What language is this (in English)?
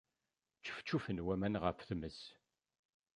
Kabyle